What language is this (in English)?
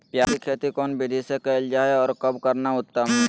Magahi